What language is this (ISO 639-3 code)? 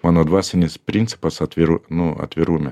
lit